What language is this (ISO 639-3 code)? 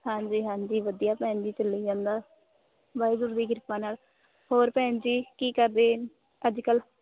pan